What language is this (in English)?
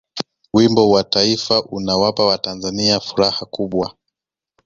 Swahili